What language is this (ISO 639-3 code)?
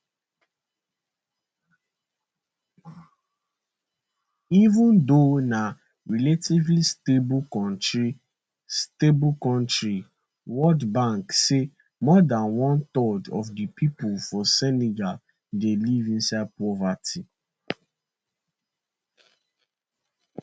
pcm